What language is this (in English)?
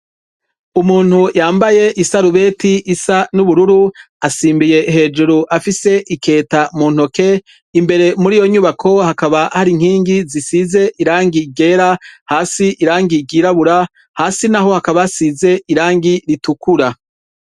Rundi